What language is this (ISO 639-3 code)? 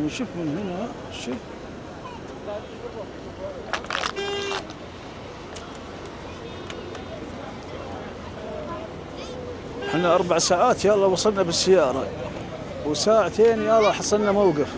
ara